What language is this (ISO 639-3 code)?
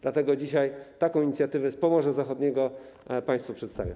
pol